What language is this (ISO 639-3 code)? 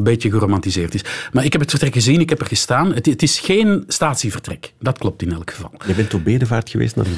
nld